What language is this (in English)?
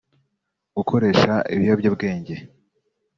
Kinyarwanda